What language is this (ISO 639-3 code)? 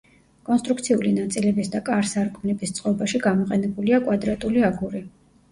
kat